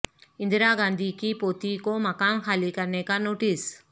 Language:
Urdu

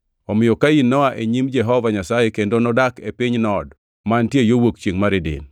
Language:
Luo (Kenya and Tanzania)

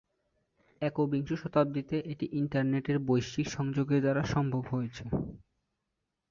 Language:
Bangla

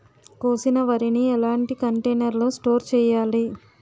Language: Telugu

